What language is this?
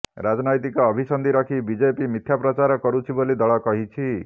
Odia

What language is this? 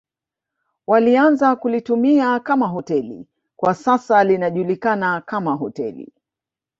Swahili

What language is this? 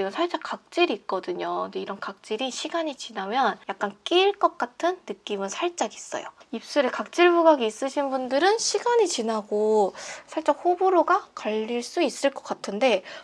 Korean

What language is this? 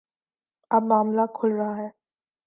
Urdu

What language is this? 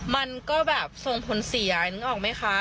Thai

